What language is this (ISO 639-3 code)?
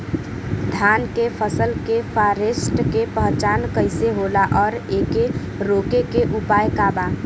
bho